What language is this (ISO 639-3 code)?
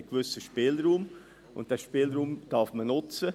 gsw